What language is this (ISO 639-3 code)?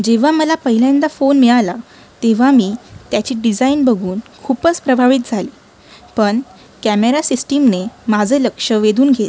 mar